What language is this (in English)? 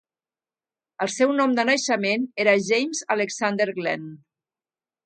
Catalan